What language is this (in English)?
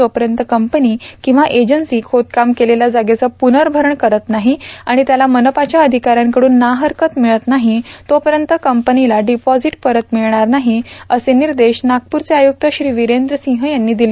Marathi